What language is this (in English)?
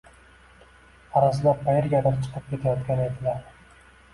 Uzbek